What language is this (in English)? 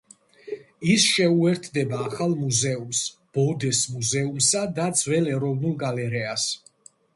Georgian